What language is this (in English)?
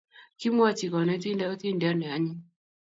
Kalenjin